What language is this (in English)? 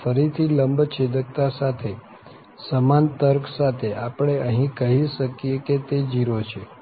Gujarati